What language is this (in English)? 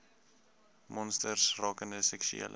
Afrikaans